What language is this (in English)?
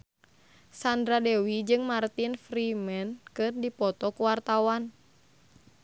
Sundanese